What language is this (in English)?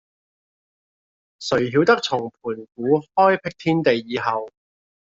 Cantonese